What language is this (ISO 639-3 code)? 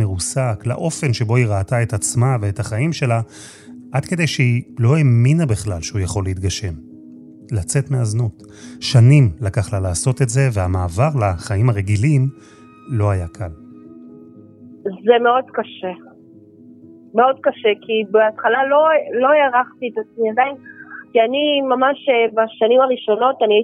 heb